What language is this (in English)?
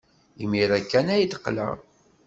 Kabyle